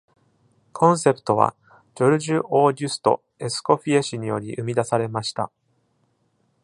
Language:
Japanese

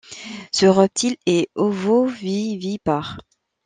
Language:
French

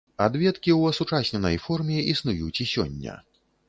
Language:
Belarusian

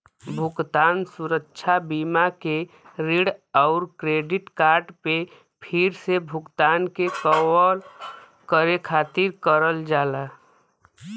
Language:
Bhojpuri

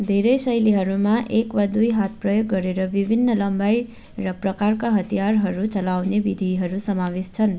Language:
Nepali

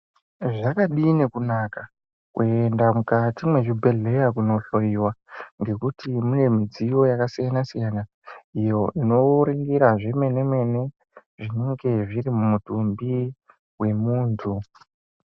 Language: Ndau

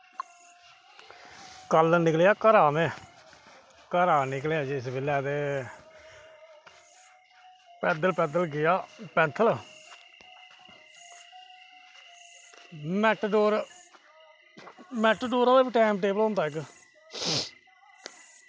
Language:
Dogri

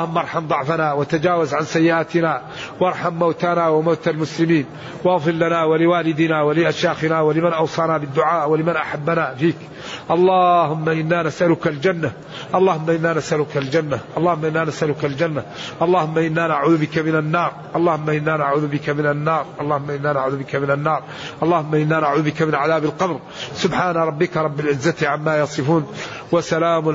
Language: Arabic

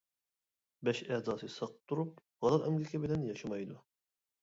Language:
Uyghur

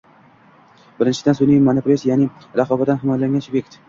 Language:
Uzbek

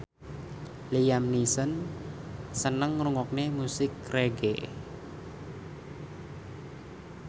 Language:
Javanese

